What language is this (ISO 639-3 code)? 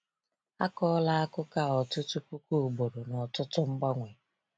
ibo